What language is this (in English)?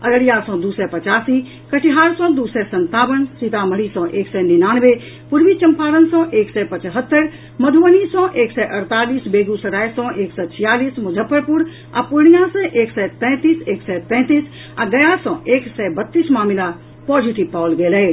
Maithili